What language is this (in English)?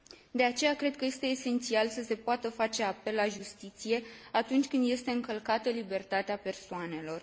Romanian